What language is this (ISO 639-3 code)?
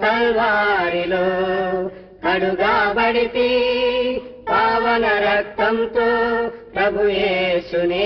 tel